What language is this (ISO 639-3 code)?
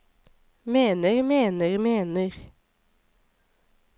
nor